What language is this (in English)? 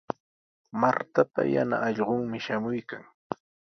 Sihuas Ancash Quechua